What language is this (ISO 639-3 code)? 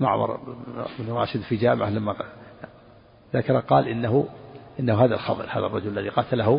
ara